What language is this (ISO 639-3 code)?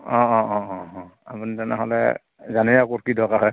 asm